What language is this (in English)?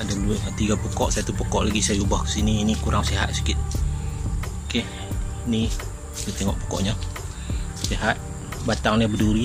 Malay